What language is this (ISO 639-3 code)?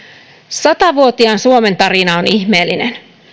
fin